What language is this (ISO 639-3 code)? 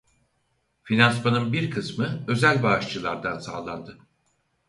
tur